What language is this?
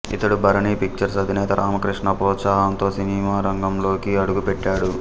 Telugu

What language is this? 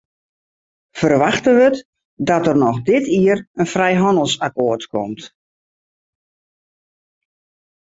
Western Frisian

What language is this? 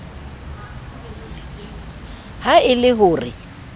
Southern Sotho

